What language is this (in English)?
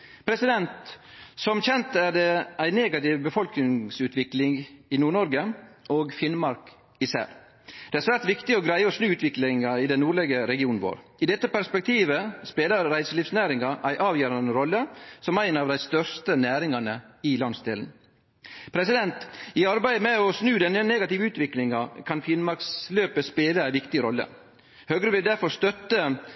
Norwegian Nynorsk